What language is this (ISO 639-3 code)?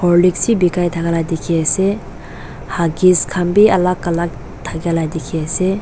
nag